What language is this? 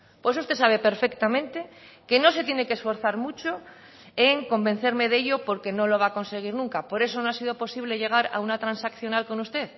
Spanish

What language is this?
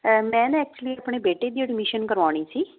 Punjabi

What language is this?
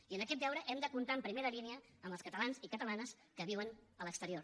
Catalan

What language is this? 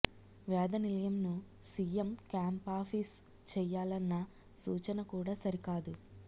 Telugu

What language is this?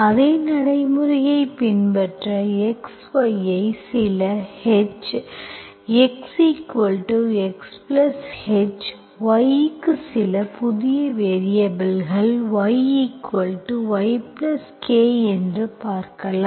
Tamil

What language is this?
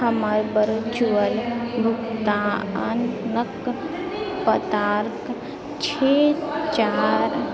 Maithili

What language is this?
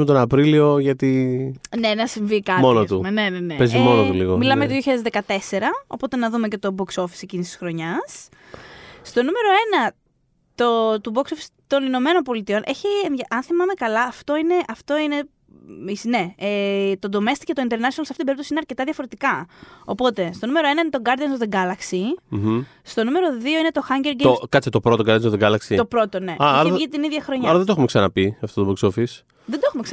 Greek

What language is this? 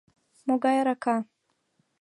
Mari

